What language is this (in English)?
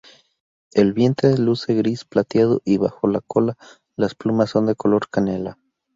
Spanish